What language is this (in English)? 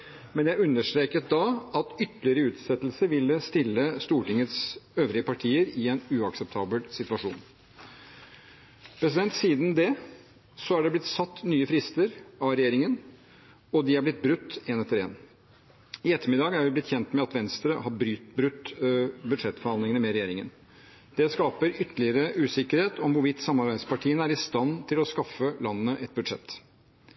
Norwegian Bokmål